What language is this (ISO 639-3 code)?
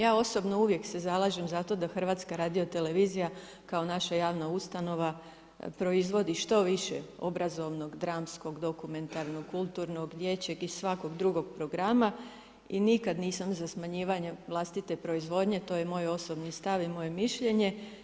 hrv